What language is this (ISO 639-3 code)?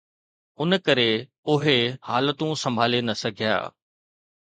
snd